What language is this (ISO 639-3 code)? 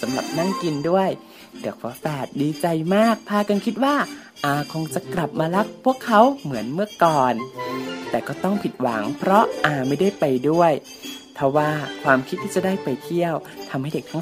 tha